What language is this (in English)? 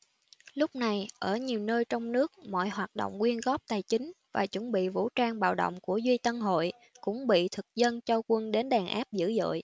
Vietnamese